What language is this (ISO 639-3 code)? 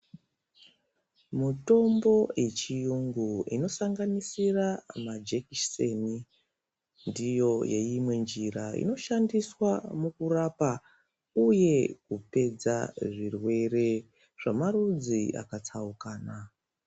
ndc